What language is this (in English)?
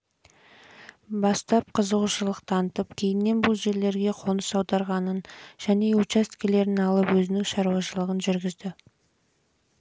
Kazakh